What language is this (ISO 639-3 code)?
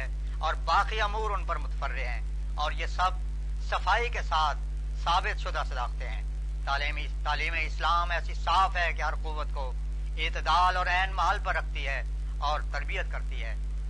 urd